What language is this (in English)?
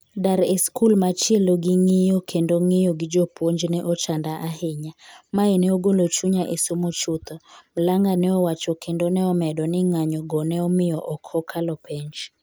Luo (Kenya and Tanzania)